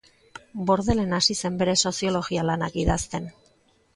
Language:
Basque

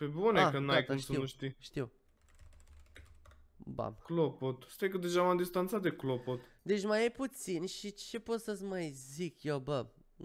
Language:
Romanian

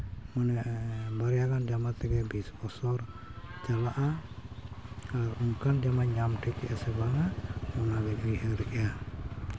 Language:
Santali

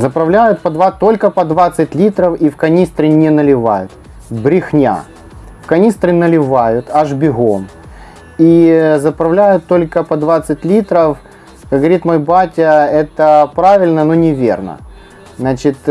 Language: Russian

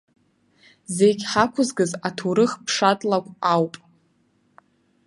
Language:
Abkhazian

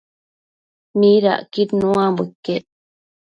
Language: Matsés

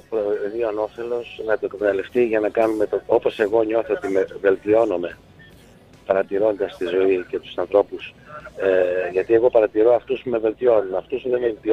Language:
Greek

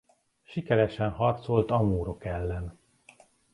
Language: Hungarian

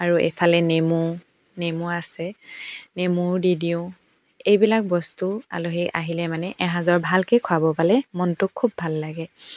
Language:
Assamese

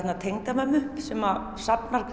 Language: Icelandic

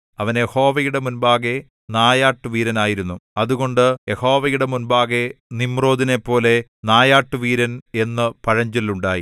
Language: Malayalam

